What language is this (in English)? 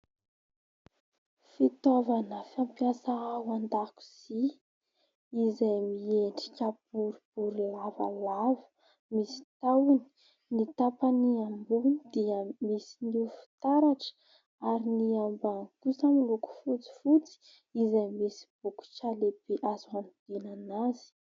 Malagasy